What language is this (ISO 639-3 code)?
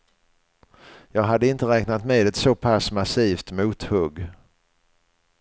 swe